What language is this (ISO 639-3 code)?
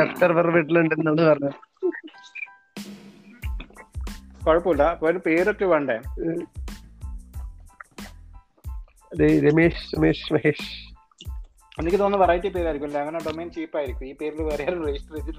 mal